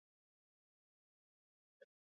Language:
Basque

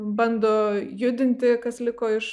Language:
Lithuanian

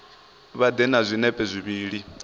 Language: Venda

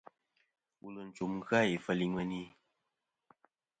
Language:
Kom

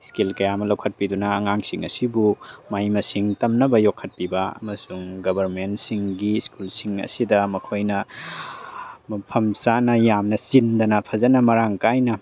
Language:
Manipuri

